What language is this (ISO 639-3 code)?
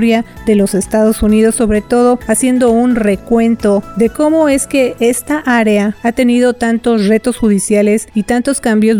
spa